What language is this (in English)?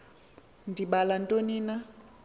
Xhosa